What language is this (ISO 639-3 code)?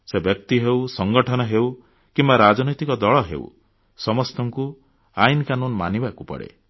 ori